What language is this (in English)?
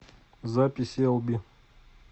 Russian